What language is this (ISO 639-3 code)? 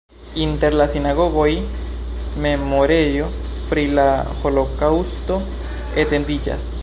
epo